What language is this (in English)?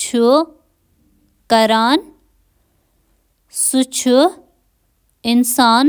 Kashmiri